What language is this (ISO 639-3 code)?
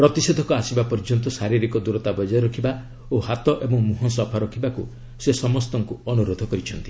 ori